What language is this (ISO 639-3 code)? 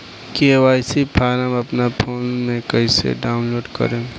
bho